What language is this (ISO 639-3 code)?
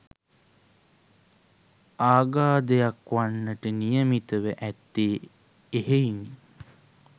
sin